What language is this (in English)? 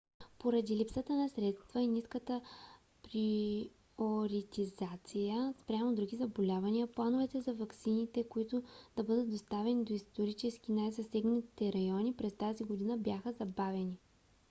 Bulgarian